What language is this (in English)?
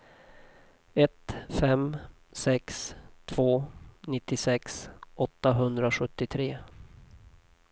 Swedish